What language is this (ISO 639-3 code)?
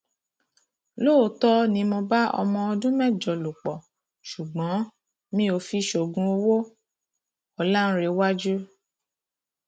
yor